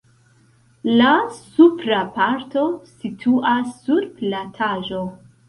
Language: Esperanto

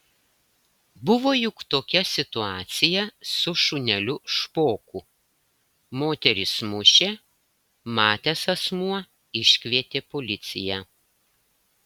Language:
Lithuanian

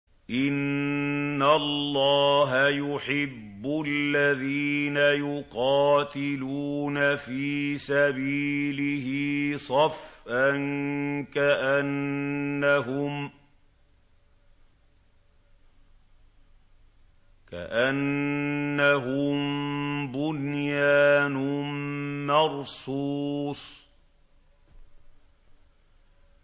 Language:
Arabic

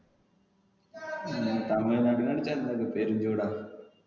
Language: Malayalam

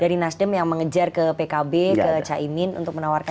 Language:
Indonesian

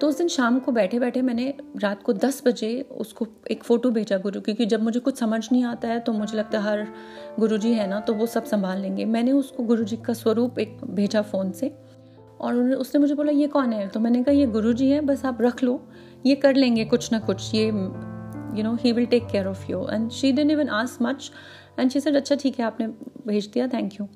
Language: Hindi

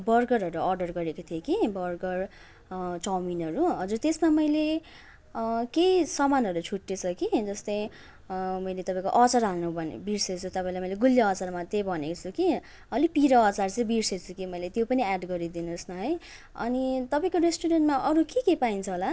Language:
Nepali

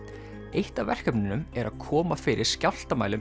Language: Icelandic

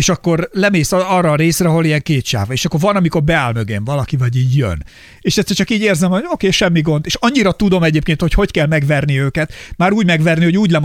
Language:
Hungarian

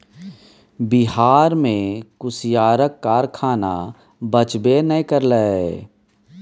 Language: Maithili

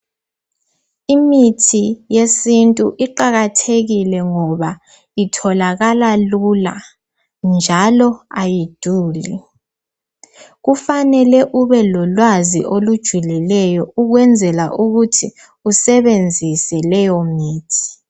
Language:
North Ndebele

